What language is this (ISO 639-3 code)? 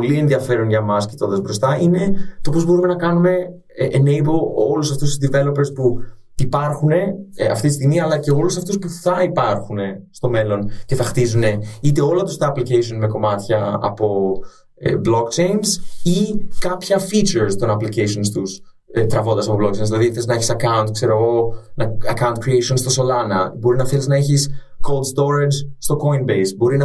ell